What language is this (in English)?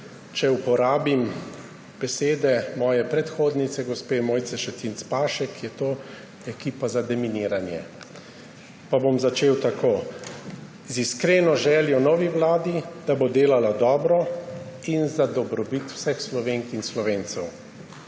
Slovenian